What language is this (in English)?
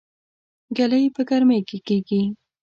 Pashto